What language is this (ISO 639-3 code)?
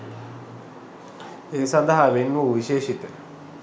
sin